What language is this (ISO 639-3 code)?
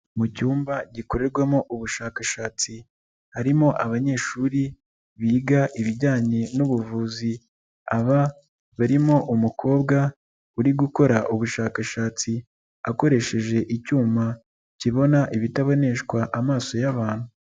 kin